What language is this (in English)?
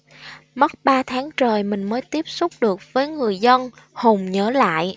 Vietnamese